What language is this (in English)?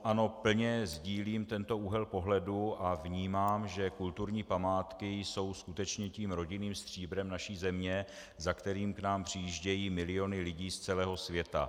Czech